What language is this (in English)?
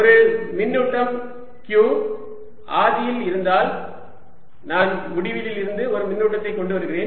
Tamil